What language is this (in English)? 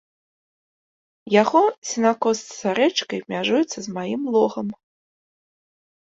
Belarusian